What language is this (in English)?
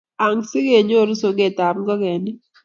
Kalenjin